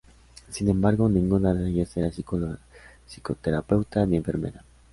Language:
Spanish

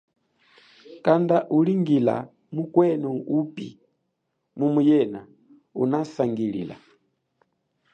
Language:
Chokwe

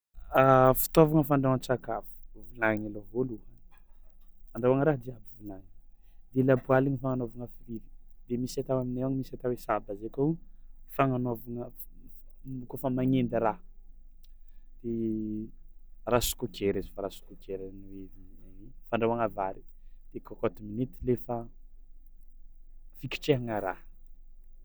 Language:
Tsimihety Malagasy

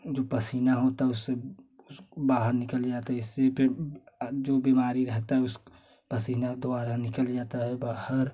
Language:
Hindi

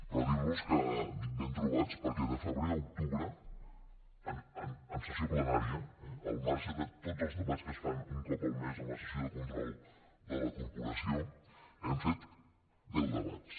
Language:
Catalan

